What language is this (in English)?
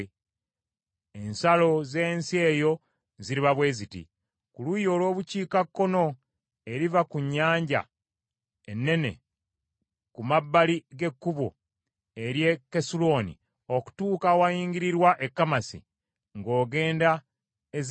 Ganda